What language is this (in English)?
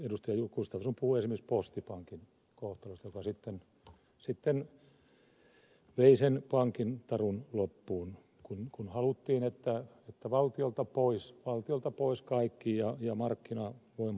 Finnish